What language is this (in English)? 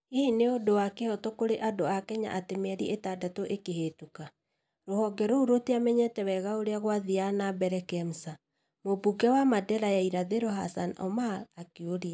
Kikuyu